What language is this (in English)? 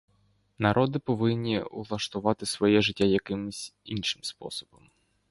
Ukrainian